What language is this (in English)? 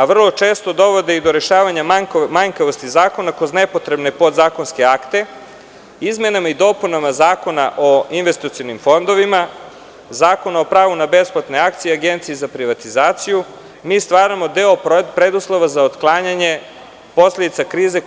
Serbian